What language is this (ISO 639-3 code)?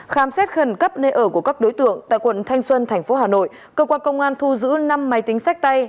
vie